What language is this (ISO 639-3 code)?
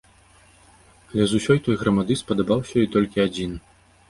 bel